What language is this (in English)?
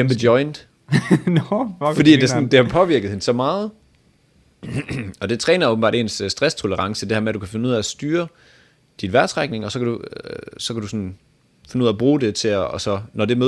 Danish